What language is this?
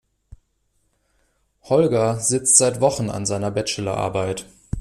German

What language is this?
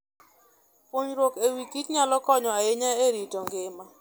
Luo (Kenya and Tanzania)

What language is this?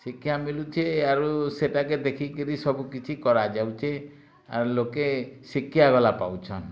Odia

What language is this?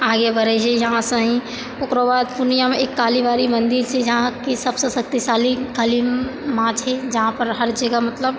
Maithili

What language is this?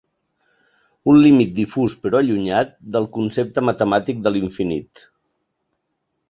Catalan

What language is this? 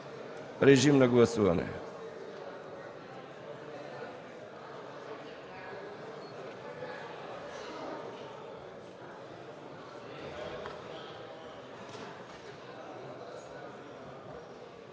Bulgarian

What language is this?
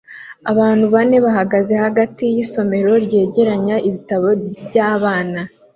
Kinyarwanda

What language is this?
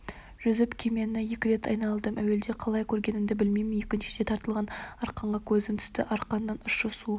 Kazakh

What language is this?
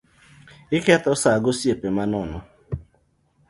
Luo (Kenya and Tanzania)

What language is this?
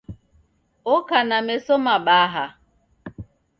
Taita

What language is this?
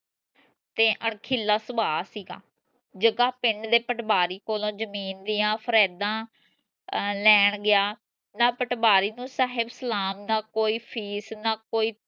Punjabi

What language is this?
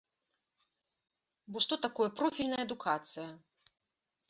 Belarusian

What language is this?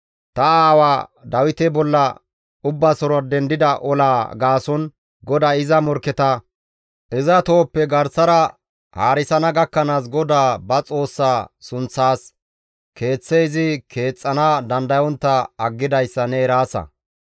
Gamo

